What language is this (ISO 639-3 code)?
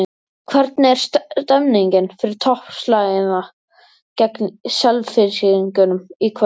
isl